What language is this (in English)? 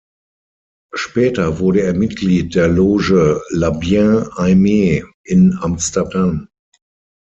German